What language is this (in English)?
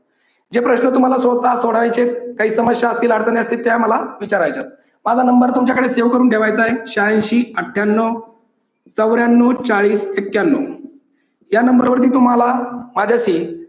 Marathi